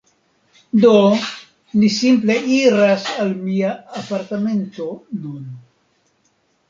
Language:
Esperanto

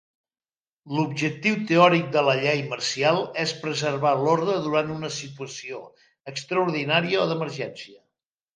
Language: Catalan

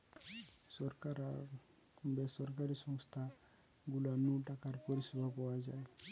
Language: Bangla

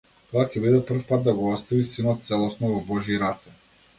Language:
Macedonian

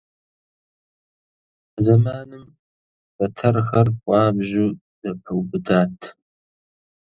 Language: Kabardian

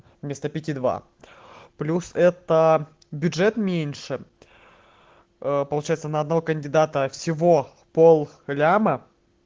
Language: Russian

